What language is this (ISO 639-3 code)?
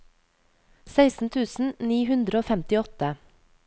nor